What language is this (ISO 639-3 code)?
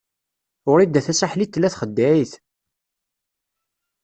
kab